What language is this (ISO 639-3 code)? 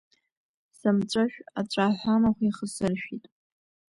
abk